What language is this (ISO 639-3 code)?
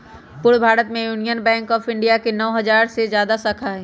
mag